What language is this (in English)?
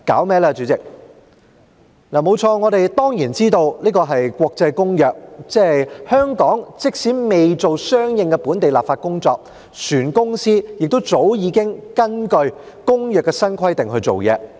Cantonese